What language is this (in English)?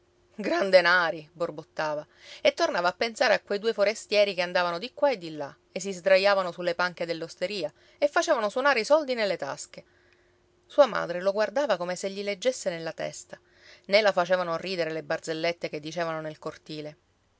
Italian